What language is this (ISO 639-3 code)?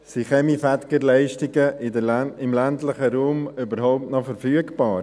gsw